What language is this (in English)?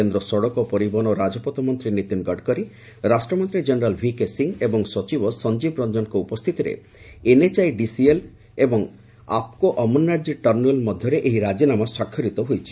Odia